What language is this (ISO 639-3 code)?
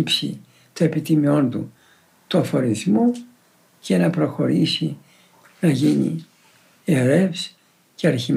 ell